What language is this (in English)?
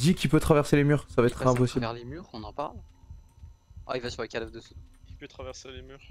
French